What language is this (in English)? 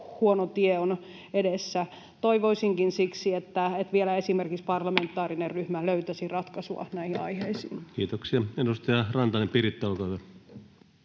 Finnish